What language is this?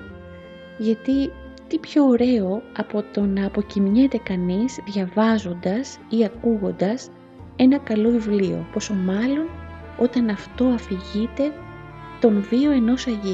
Greek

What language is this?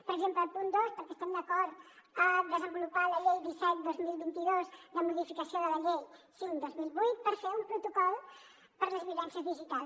Catalan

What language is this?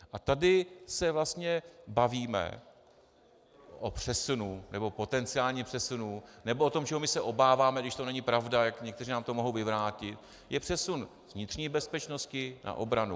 Czech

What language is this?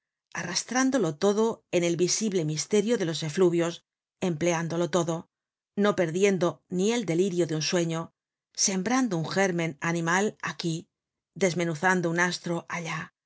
Spanish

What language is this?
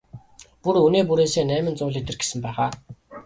Mongolian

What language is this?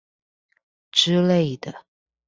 Chinese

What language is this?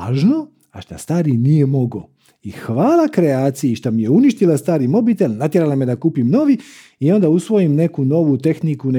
Croatian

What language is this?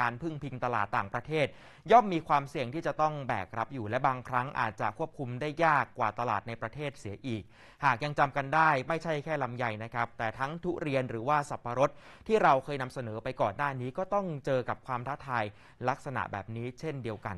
Thai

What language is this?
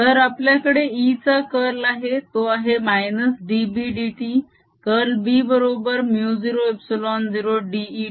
Marathi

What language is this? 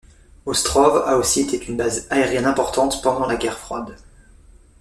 French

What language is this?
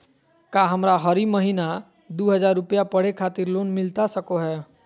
Magahi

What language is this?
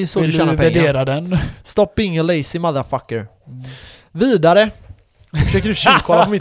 Swedish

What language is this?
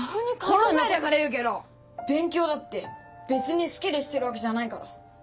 Japanese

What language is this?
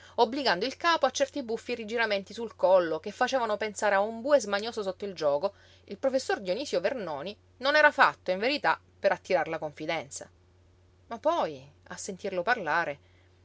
Italian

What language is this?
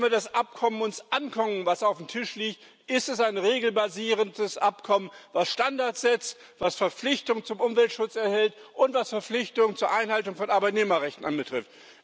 German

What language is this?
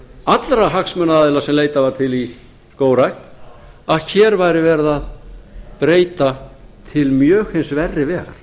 Icelandic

